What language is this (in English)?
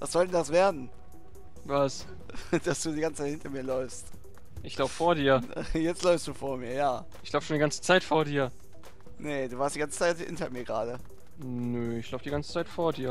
German